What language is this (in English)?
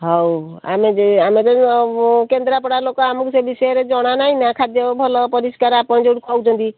Odia